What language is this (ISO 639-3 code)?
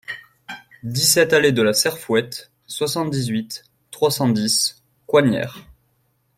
fra